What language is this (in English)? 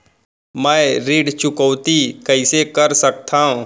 Chhattisgarhi